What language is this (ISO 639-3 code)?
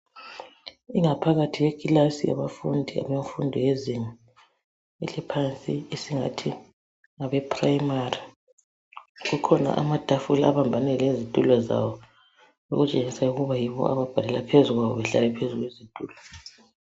nde